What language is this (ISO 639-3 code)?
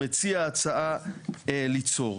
heb